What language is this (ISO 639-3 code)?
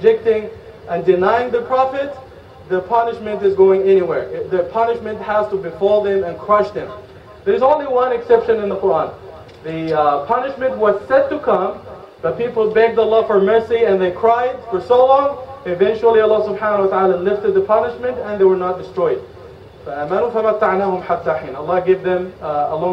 eng